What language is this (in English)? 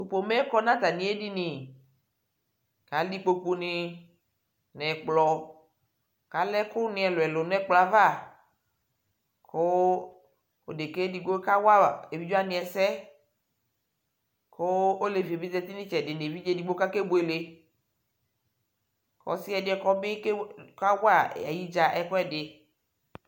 Ikposo